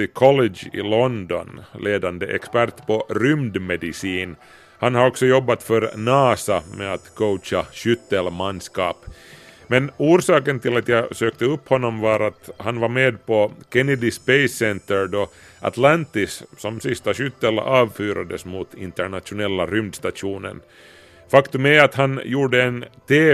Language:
Swedish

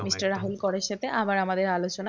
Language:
Bangla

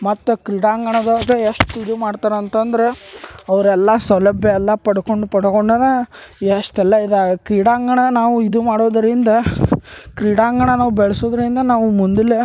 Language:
Kannada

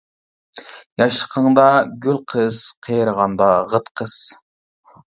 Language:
Uyghur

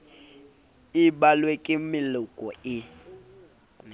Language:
Southern Sotho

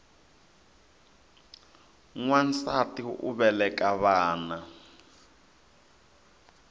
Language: Tsonga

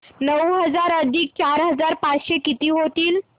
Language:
Marathi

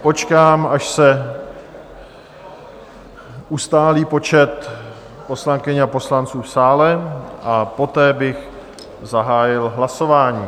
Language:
Czech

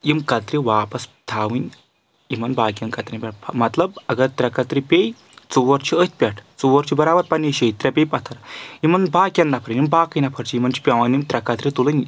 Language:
Kashmiri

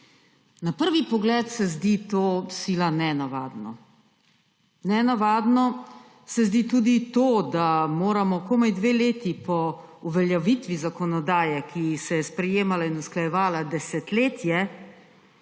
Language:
Slovenian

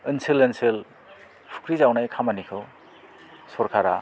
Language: Bodo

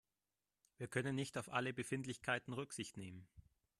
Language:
German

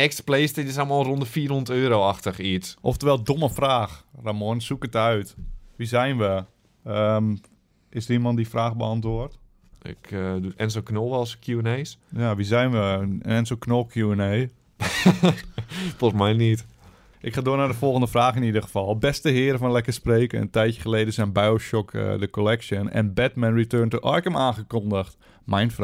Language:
Dutch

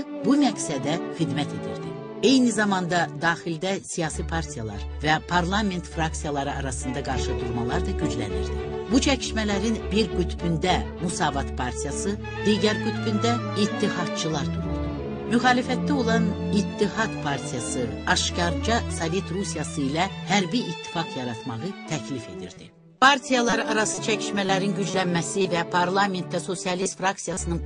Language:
Turkish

